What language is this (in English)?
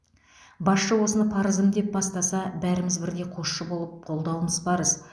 Kazakh